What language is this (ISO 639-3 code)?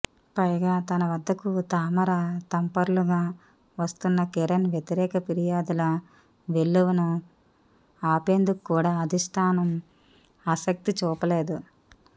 tel